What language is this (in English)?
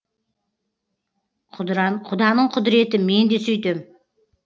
Kazakh